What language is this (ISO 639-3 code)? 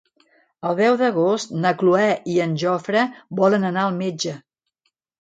cat